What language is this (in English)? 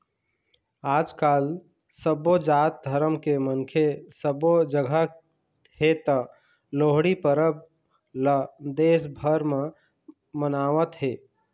Chhattisgarhi